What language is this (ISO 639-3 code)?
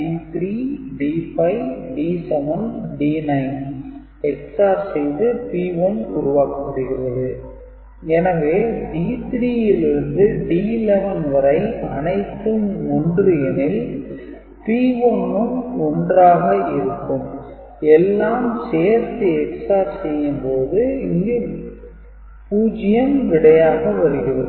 tam